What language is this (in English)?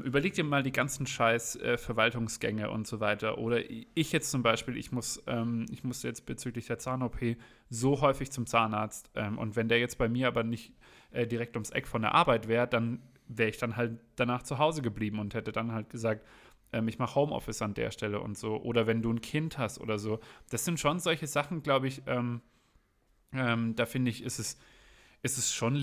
German